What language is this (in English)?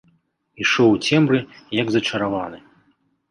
Belarusian